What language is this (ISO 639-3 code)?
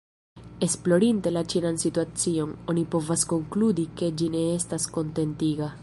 epo